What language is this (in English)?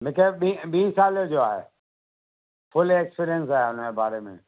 Sindhi